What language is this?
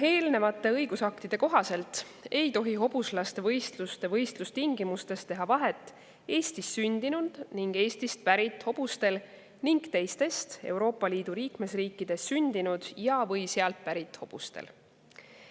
Estonian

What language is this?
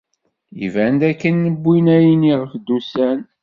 Kabyle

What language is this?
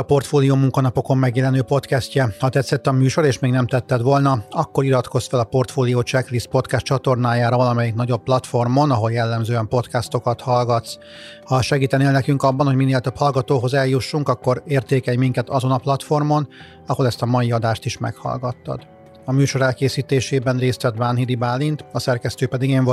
Hungarian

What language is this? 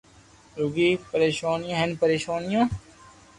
Loarki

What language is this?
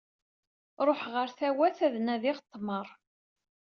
Kabyle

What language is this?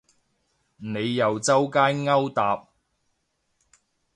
Cantonese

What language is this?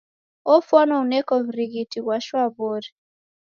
Taita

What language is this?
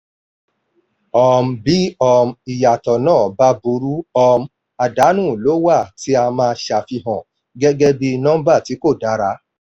Yoruba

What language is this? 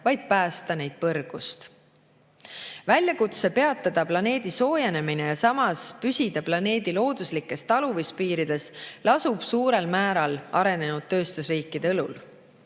Estonian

